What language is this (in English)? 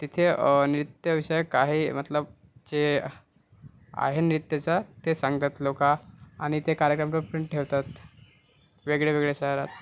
Marathi